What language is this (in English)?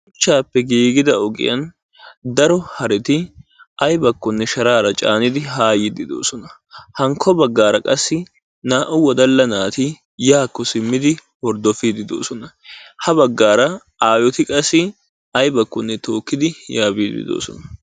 Wolaytta